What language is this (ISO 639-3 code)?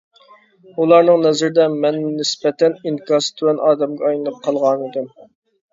uig